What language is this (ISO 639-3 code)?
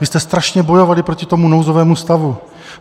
ces